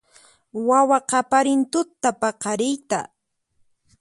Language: Puno Quechua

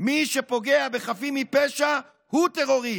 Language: Hebrew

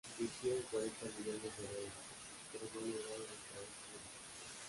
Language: Spanish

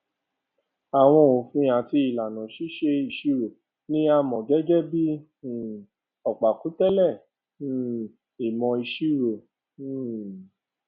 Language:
Yoruba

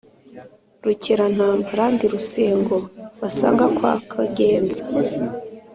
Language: Kinyarwanda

